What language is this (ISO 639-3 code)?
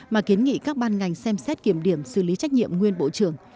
vie